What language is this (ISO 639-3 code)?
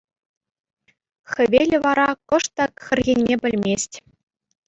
chv